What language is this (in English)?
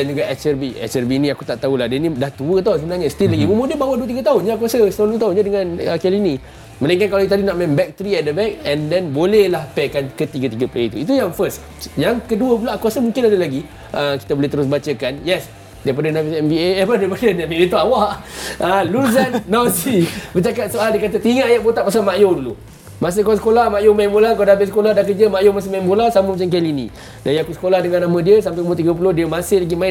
Malay